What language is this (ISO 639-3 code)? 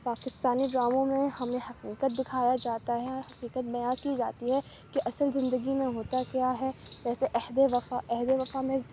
urd